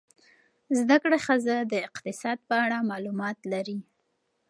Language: Pashto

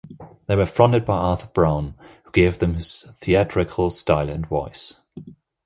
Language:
English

